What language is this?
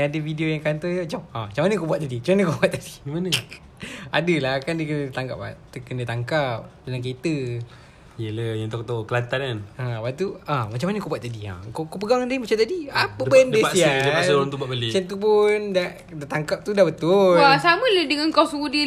Malay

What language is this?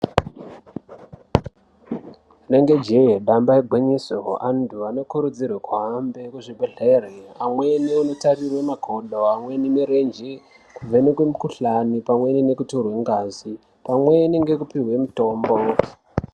Ndau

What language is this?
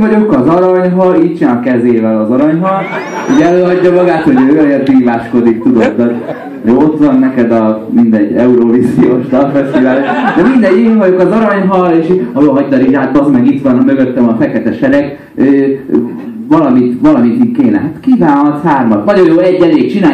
Hungarian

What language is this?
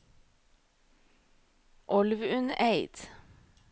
Norwegian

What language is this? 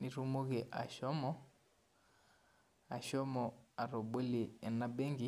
Masai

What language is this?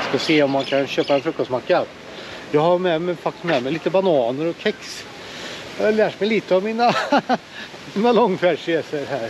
Swedish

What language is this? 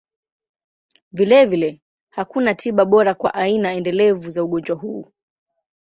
Swahili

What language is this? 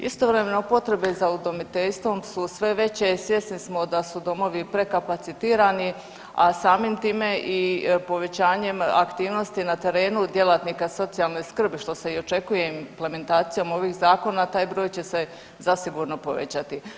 Croatian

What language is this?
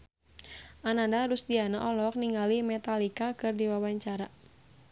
Sundanese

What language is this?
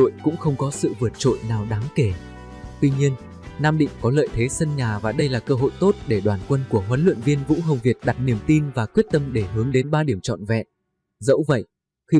Vietnamese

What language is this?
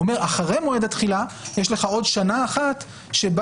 Hebrew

